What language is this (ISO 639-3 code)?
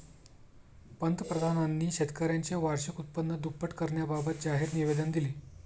mar